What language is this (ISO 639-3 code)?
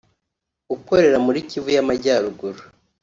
kin